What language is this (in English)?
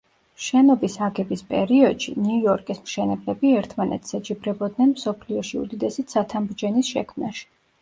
Georgian